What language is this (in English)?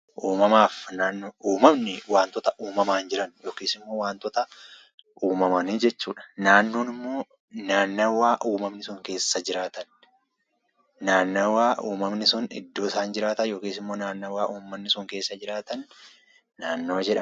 Oromo